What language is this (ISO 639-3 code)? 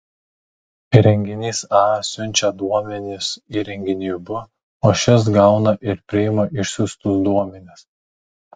lit